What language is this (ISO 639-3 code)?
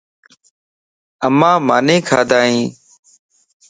lss